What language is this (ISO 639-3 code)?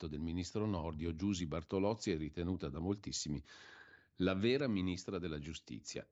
ita